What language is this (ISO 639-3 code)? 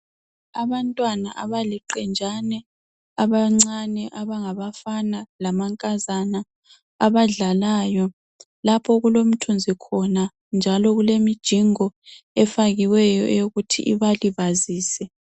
nde